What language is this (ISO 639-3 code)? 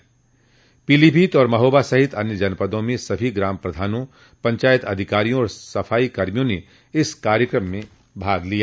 hin